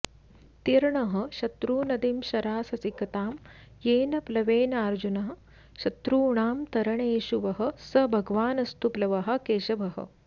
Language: Sanskrit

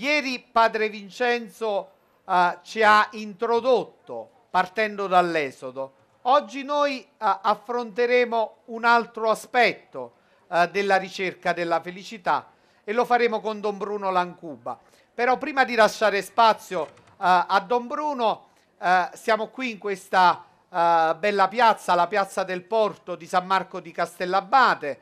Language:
Italian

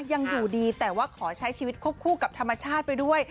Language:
Thai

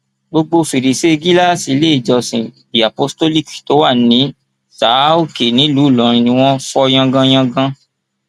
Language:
Yoruba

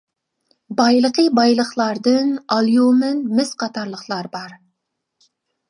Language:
Uyghur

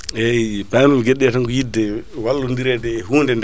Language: Fula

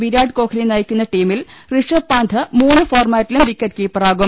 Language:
Malayalam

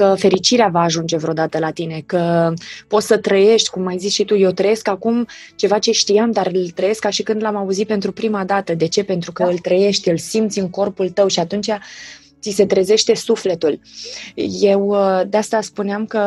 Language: Romanian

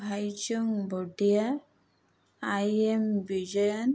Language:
Odia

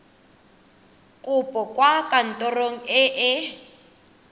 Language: Tswana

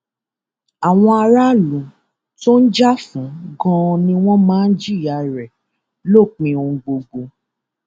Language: Yoruba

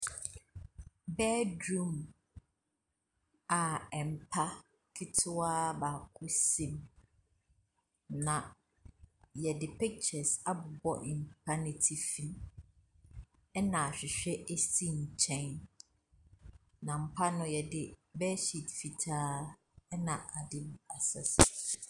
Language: Akan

